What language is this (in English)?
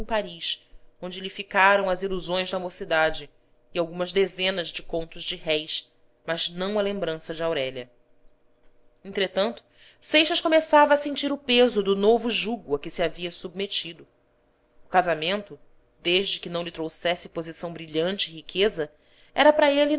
Portuguese